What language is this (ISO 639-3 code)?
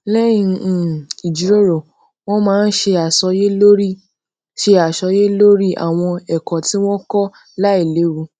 yor